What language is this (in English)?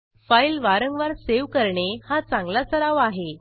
Marathi